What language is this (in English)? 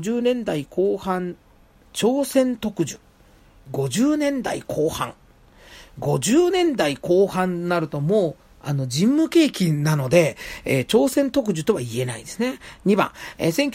Japanese